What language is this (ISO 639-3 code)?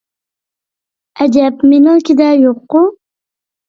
uig